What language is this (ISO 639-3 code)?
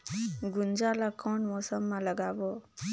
hne